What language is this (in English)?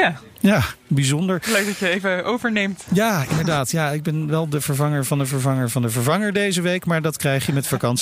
Dutch